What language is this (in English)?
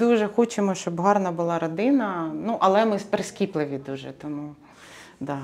Ukrainian